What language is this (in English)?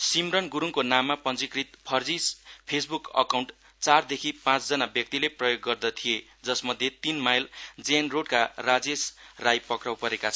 Nepali